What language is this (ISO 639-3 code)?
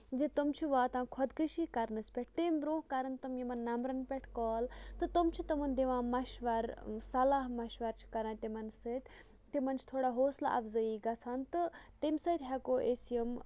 kas